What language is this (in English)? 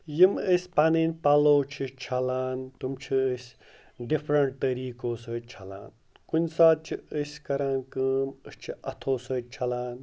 Kashmiri